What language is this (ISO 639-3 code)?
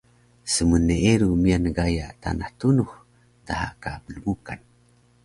trv